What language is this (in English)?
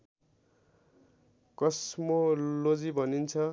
Nepali